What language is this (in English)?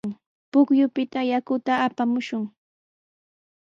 Sihuas Ancash Quechua